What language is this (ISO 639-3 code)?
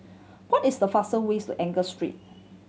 eng